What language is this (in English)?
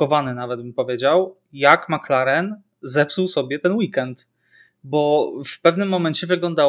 Polish